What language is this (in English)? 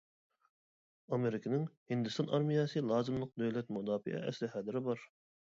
Uyghur